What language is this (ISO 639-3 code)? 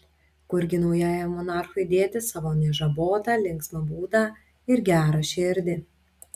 lit